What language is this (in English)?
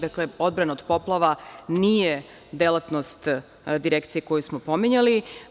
Serbian